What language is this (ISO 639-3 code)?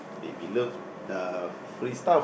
eng